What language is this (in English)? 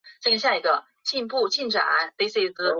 Chinese